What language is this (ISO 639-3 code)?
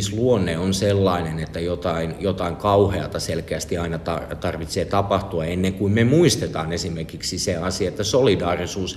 fin